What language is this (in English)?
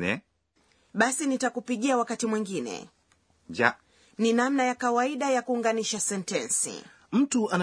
Swahili